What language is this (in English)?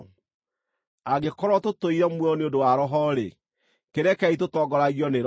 Kikuyu